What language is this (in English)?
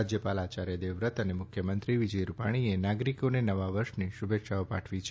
Gujarati